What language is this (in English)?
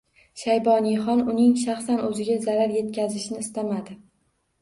Uzbek